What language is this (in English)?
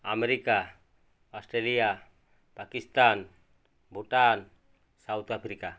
Odia